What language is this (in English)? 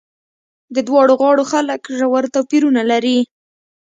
Pashto